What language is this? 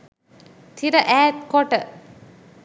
Sinhala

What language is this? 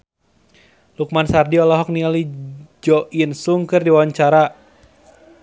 Sundanese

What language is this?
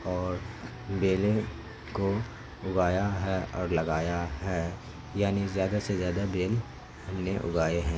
Urdu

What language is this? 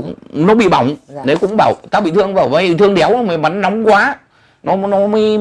Vietnamese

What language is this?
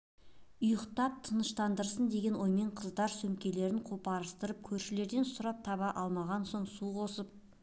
Kazakh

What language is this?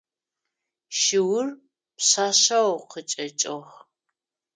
Adyghe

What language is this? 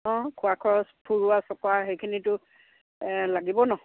Assamese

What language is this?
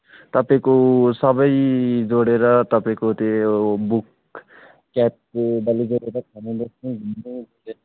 Nepali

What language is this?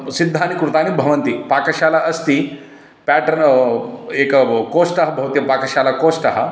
Sanskrit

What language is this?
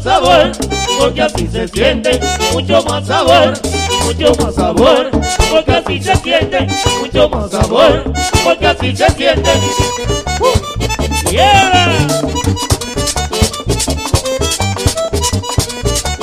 Spanish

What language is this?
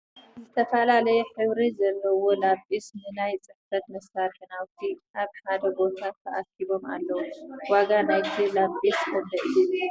Tigrinya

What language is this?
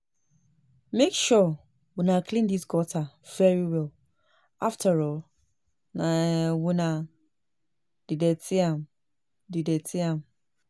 Nigerian Pidgin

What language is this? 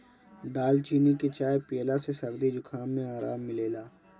Bhojpuri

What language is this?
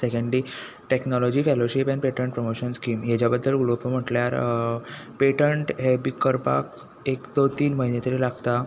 Konkani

